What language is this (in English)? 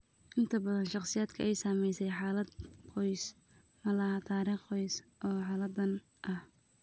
Somali